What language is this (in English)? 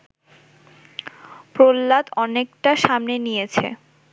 Bangla